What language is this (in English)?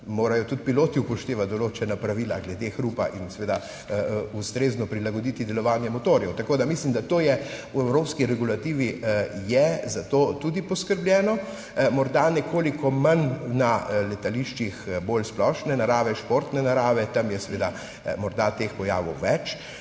Slovenian